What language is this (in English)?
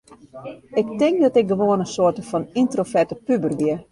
Western Frisian